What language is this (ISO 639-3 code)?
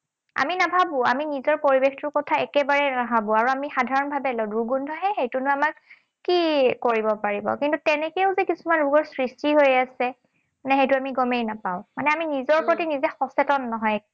asm